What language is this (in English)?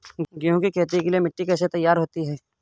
Hindi